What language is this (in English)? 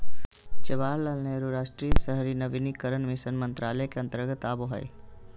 Magahi